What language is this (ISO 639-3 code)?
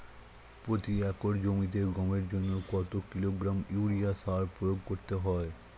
ben